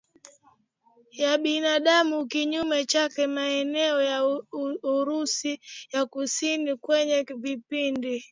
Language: Swahili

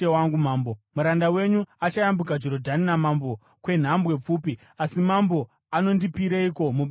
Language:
Shona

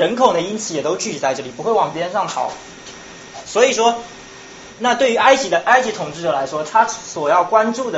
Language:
Chinese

